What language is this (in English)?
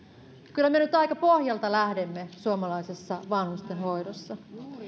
Finnish